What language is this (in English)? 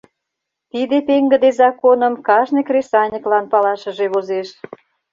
Mari